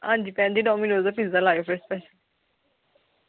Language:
Dogri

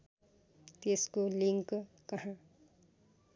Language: Nepali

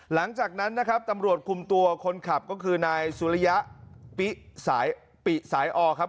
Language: Thai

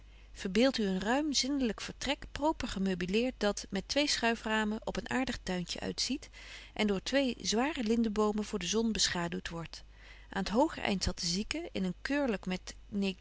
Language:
Dutch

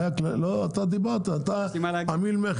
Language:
Hebrew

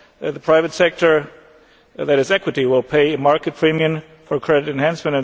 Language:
English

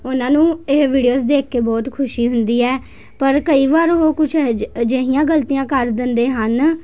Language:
Punjabi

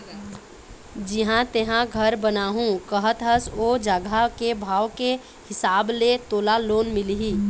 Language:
Chhattisgarhi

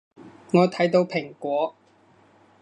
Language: Cantonese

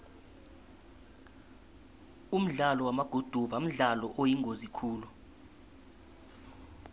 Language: South Ndebele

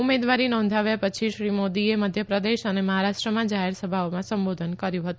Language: Gujarati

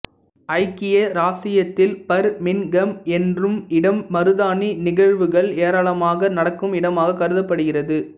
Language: Tamil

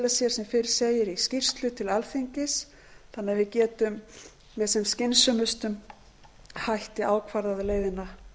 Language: Icelandic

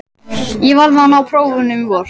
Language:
Icelandic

